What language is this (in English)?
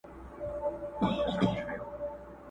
Pashto